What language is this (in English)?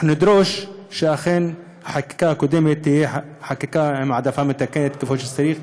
Hebrew